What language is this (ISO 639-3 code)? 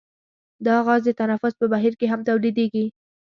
pus